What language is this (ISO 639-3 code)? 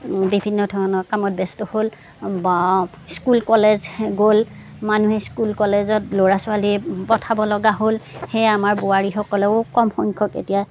asm